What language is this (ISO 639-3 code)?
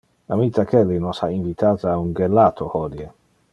ina